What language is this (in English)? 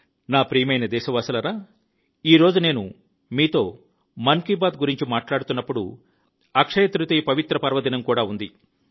Telugu